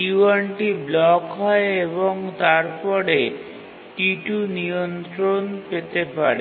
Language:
Bangla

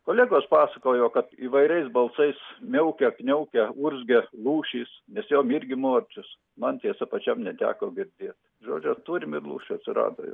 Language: Lithuanian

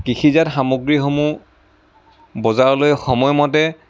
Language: Assamese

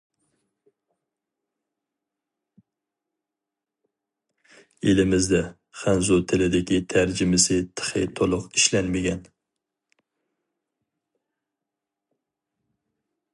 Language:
Uyghur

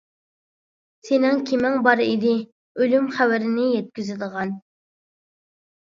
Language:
Uyghur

